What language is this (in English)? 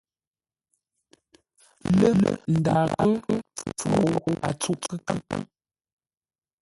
Ngombale